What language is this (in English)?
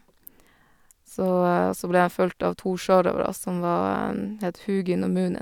Norwegian